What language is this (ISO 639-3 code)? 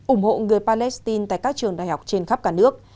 vie